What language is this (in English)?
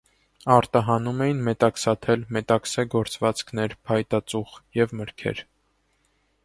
Armenian